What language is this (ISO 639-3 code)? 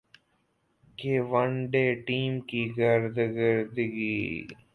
urd